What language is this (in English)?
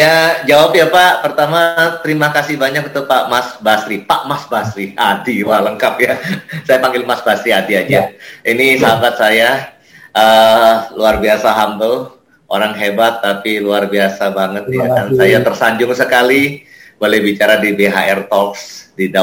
Indonesian